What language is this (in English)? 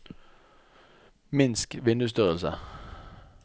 Norwegian